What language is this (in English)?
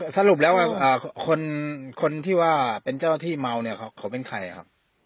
Thai